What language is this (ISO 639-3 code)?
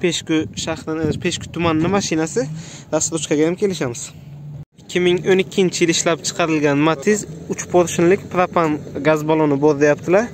tur